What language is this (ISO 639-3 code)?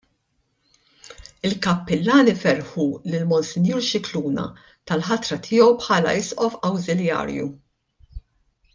mlt